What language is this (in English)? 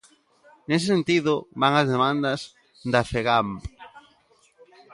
Galician